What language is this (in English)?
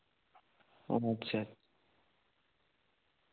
Santali